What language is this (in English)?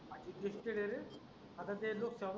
Marathi